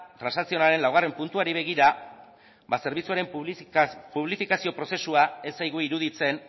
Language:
Basque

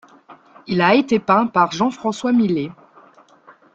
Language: French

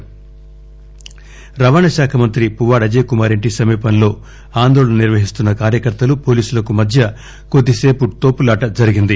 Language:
Telugu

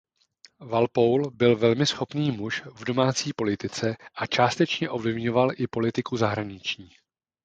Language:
Czech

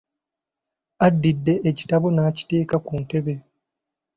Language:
Ganda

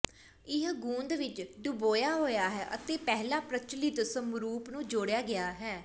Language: Punjabi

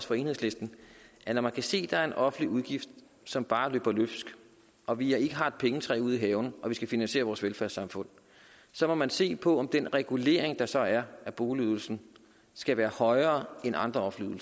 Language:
Danish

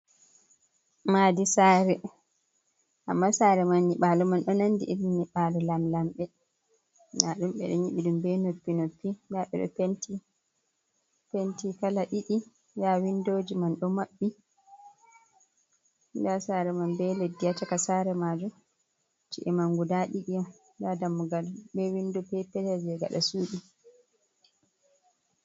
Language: Fula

